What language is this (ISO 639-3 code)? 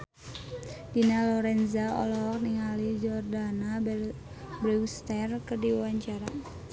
sun